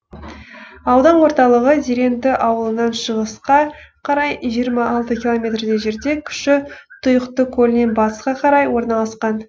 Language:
Kazakh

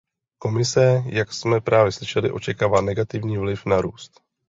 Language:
Czech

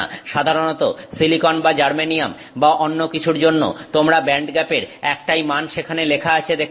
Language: Bangla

